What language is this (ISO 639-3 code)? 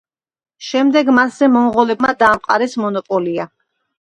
kat